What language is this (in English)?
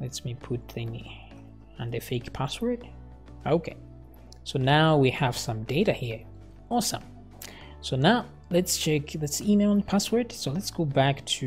English